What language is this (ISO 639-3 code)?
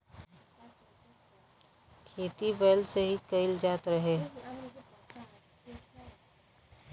bho